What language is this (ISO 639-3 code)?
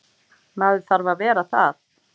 isl